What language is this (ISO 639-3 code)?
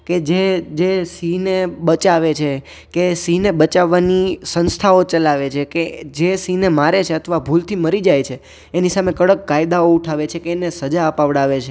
guj